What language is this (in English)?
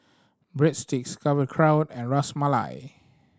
English